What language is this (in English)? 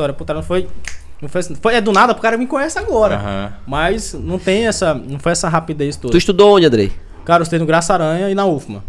Portuguese